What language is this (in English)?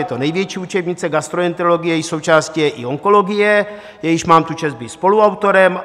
Czech